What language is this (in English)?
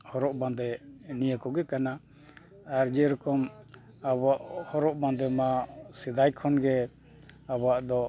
Santali